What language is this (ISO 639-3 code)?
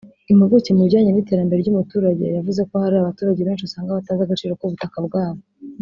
kin